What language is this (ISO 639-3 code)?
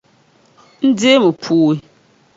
dag